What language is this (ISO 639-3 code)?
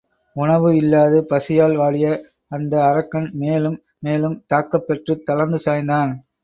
tam